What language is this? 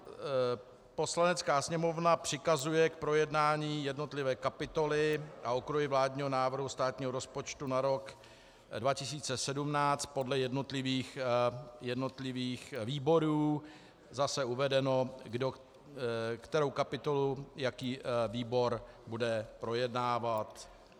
Czech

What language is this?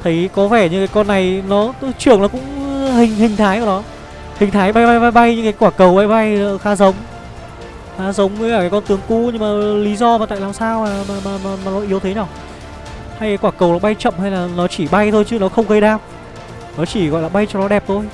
Vietnamese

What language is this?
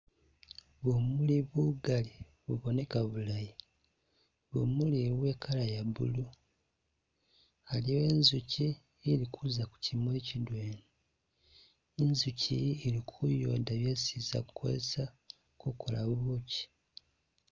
Masaaba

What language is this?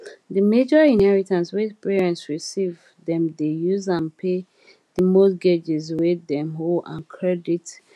Nigerian Pidgin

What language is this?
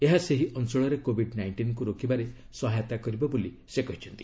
Odia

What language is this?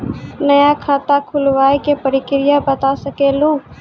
Maithili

